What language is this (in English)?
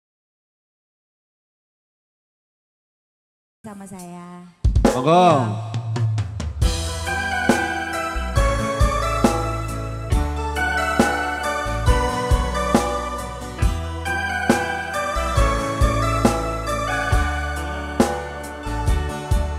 Indonesian